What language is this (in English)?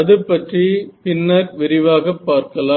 Tamil